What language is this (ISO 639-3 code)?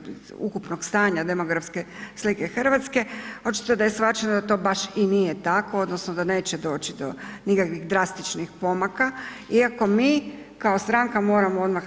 hrv